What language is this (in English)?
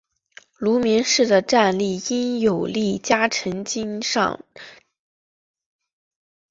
Chinese